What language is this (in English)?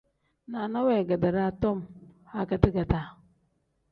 Tem